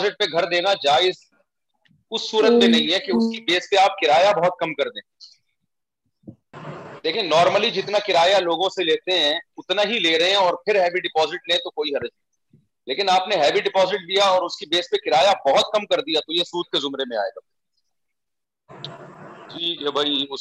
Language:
Urdu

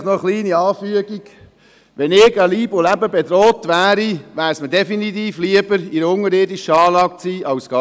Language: Swiss German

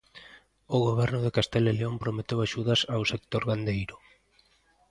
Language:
Galician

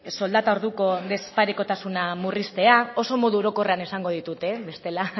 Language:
Basque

